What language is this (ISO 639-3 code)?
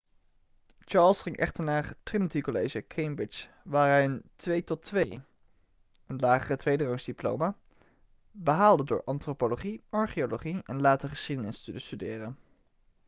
nld